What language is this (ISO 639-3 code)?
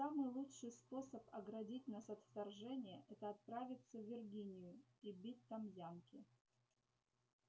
rus